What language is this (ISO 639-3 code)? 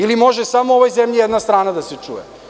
srp